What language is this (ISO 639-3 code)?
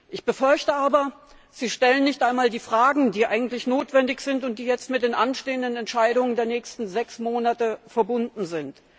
deu